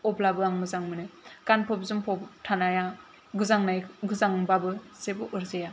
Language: Bodo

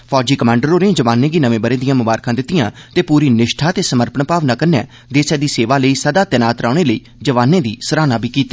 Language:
Dogri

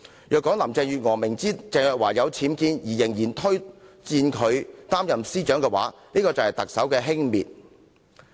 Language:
Cantonese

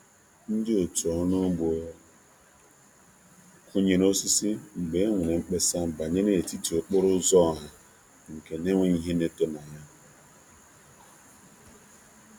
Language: Igbo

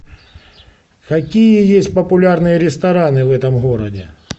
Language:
Russian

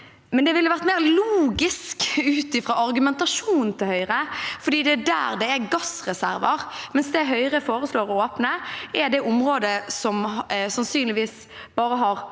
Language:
Norwegian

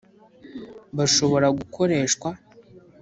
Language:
Kinyarwanda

